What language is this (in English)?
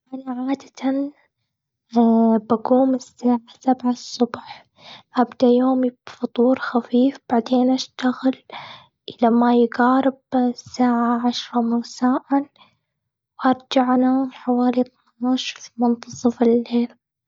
Gulf Arabic